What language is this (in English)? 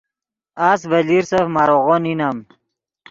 Yidgha